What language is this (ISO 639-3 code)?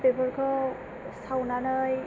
brx